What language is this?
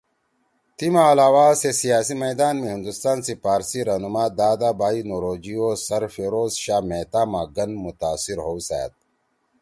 Torwali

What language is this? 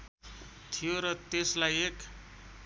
Nepali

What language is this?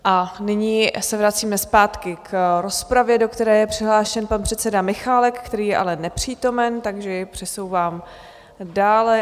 Czech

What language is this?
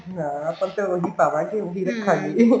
Punjabi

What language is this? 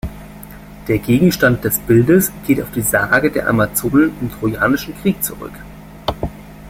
German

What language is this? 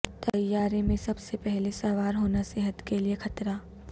Urdu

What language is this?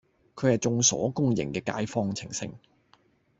Cantonese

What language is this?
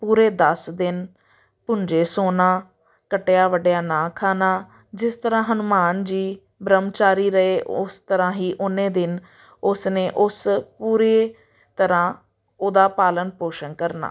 Punjabi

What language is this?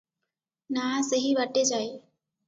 Odia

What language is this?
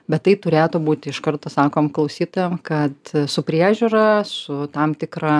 Lithuanian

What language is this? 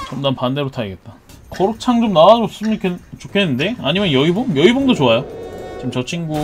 Korean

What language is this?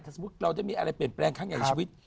Thai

